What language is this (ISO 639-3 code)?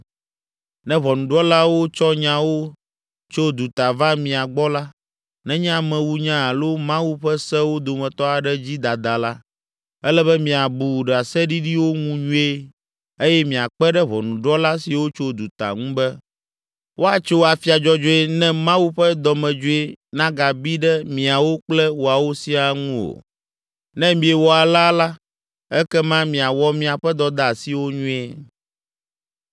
ewe